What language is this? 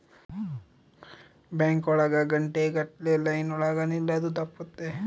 Kannada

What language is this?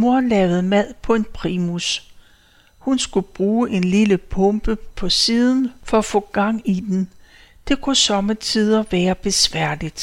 Danish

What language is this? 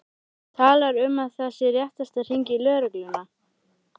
Icelandic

